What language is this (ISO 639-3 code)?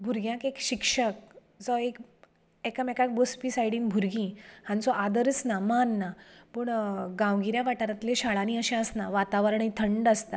kok